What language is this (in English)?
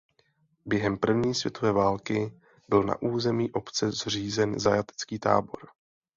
Czech